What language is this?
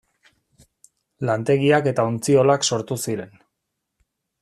Basque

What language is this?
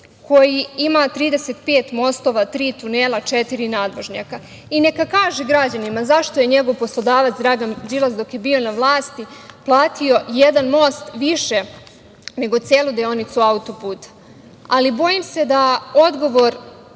Serbian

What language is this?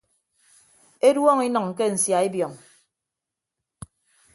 Ibibio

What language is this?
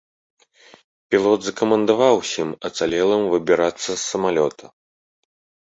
Belarusian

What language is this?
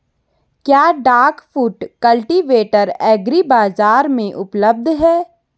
Hindi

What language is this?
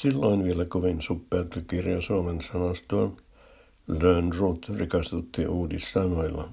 Finnish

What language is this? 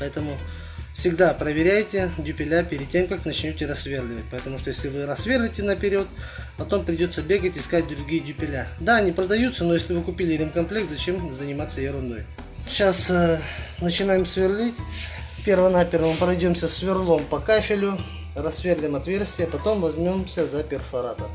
Russian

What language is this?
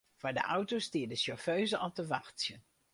Western Frisian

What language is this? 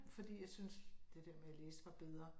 Danish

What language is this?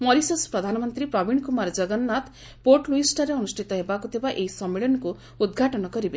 Odia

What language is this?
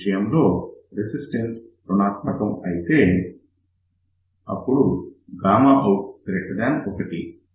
Telugu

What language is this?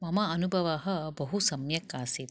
Sanskrit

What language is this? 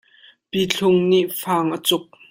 Hakha Chin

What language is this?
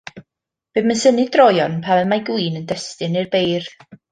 Welsh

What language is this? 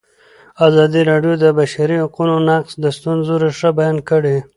Pashto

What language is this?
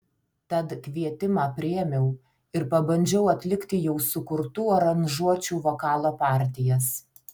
Lithuanian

